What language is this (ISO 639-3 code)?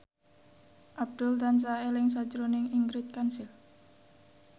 jav